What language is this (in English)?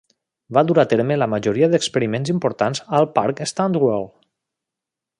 Catalan